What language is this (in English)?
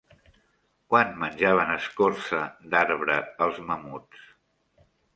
Catalan